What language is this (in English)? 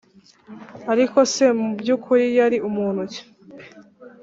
Kinyarwanda